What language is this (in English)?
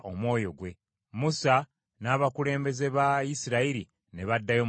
Ganda